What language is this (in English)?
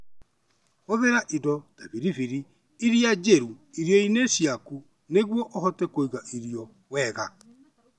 Kikuyu